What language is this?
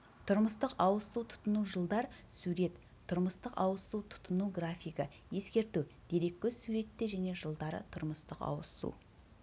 Kazakh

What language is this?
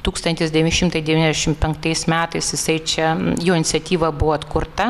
Lithuanian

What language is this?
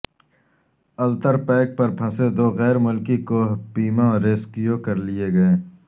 Urdu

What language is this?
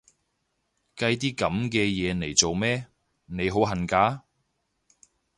Cantonese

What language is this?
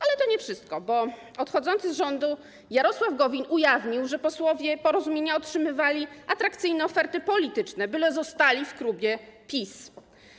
Polish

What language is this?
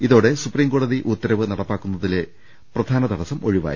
Malayalam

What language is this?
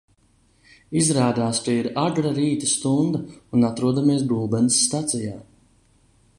Latvian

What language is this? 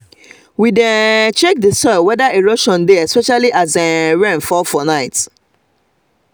Nigerian Pidgin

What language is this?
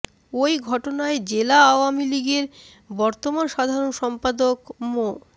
Bangla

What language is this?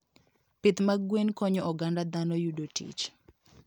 Luo (Kenya and Tanzania)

